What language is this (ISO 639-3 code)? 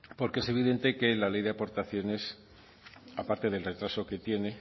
spa